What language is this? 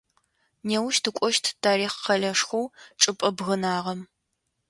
Adyghe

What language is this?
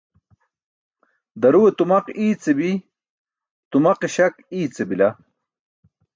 Burushaski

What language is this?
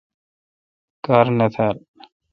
Kalkoti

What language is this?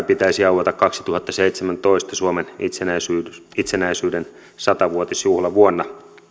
Finnish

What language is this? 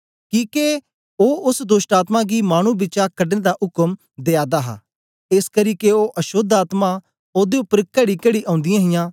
Dogri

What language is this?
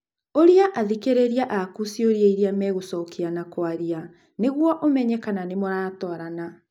Kikuyu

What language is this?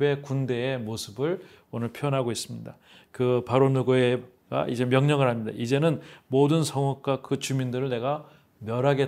Korean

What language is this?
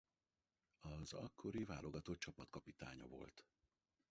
Hungarian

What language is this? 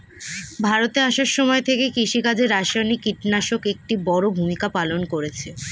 Bangla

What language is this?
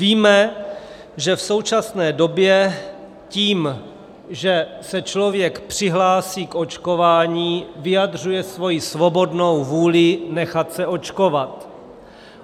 Czech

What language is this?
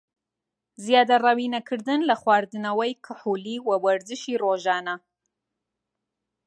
Central Kurdish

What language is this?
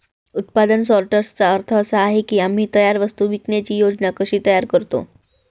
Marathi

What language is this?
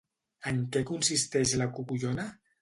Catalan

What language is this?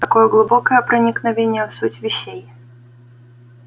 Russian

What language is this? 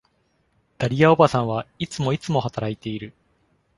Japanese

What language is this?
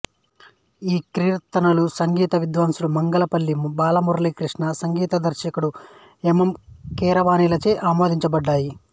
Telugu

